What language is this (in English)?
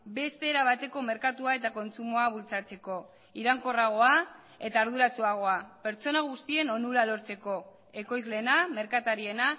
Basque